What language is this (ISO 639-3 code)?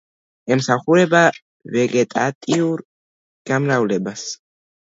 kat